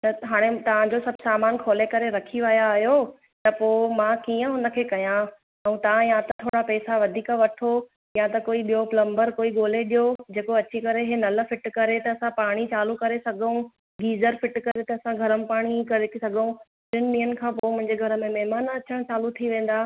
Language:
Sindhi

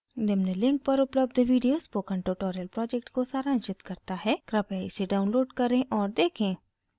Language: Hindi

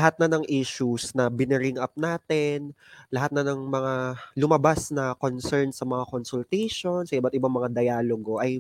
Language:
Filipino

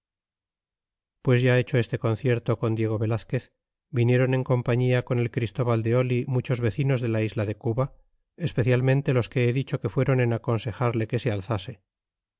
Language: Spanish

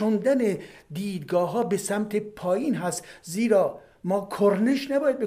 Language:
Persian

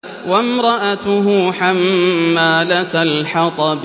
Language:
Arabic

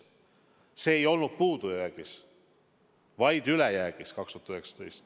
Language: Estonian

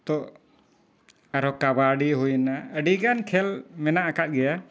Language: Santali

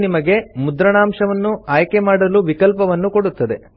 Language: Kannada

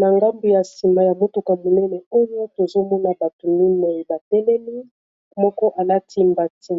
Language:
Lingala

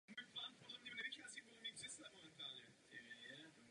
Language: Czech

